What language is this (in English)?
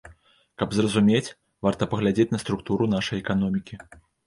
Belarusian